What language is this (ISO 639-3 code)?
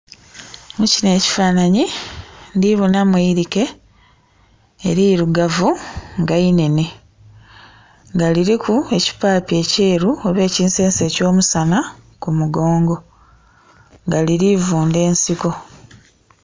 xog